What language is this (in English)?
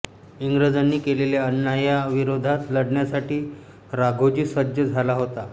Marathi